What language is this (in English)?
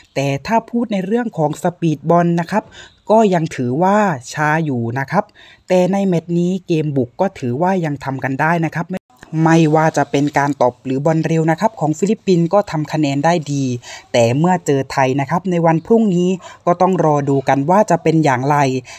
Thai